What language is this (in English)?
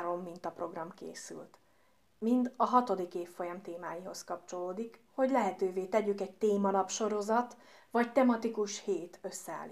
Hungarian